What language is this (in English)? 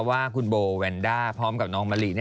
Thai